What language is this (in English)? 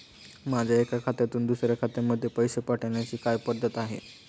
Marathi